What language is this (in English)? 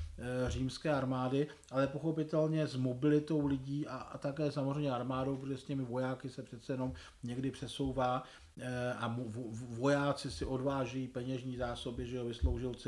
Czech